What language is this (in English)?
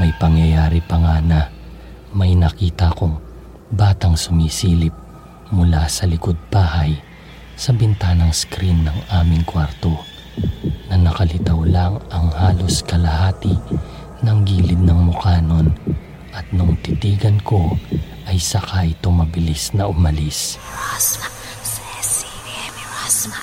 Filipino